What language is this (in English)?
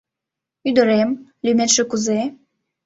Mari